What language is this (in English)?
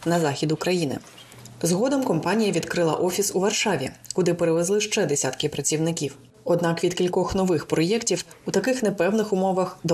Ukrainian